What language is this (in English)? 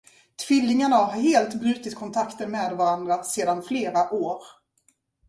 Swedish